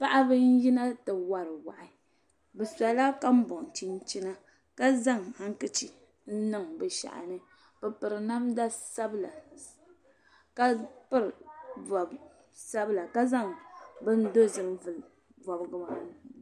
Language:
Dagbani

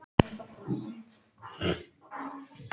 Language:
Icelandic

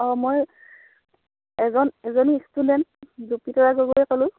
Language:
Assamese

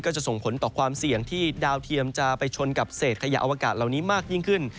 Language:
Thai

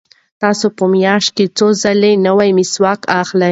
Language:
Pashto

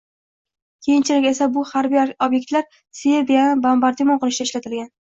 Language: Uzbek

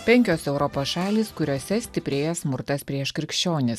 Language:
Lithuanian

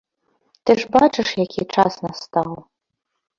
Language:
Belarusian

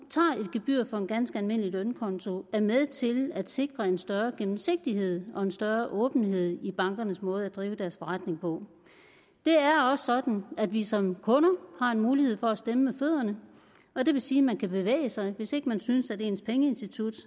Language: Danish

